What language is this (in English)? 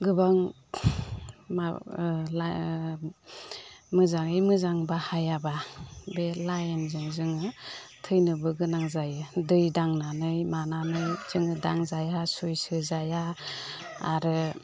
Bodo